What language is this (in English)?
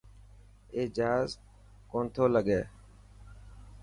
Dhatki